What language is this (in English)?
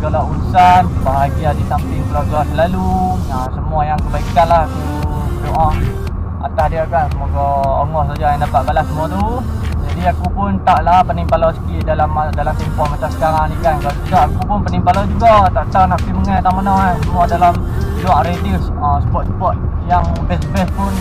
Malay